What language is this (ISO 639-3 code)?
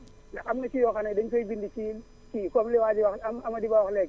wol